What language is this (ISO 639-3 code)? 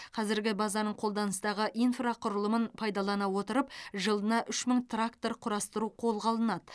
kaz